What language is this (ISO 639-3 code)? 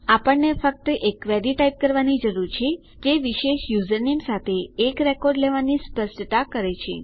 guj